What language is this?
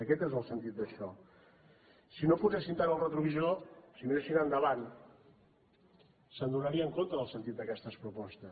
Catalan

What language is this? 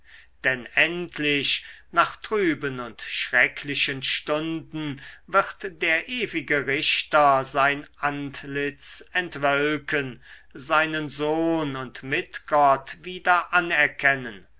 German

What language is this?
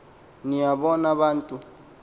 Xhosa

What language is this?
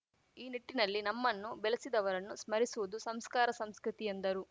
Kannada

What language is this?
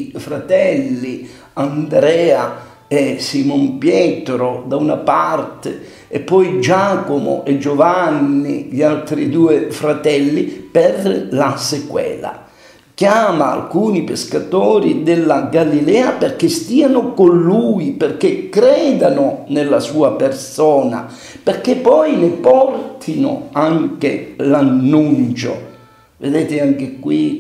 Italian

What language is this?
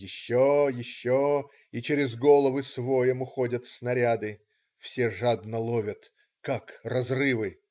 Russian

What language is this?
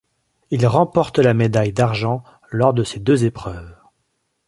French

